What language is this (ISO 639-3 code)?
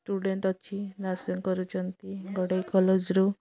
ori